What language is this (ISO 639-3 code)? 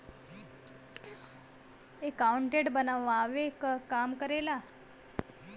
bho